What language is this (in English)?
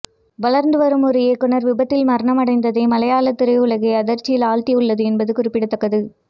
Tamil